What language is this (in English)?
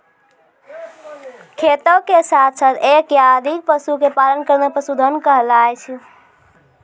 Maithili